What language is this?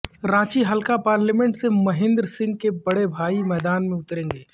Urdu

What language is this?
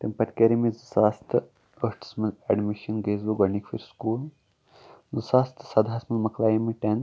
Kashmiri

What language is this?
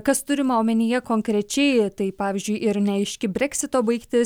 Lithuanian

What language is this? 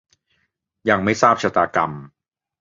Thai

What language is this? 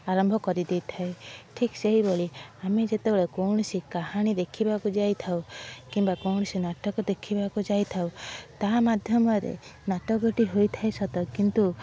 Odia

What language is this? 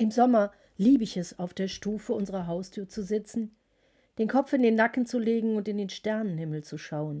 German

